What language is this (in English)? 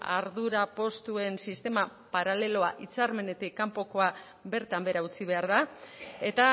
Basque